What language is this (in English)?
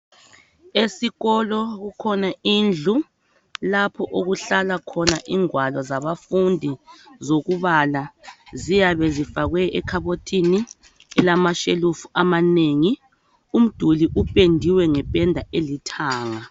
North Ndebele